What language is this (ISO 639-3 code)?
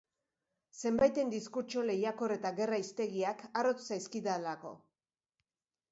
eus